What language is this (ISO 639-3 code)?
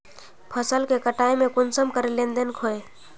mag